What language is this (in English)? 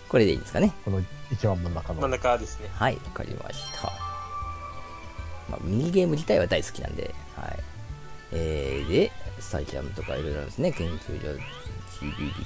Japanese